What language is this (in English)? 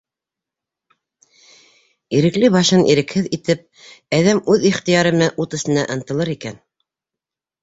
Bashkir